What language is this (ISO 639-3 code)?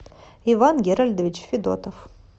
rus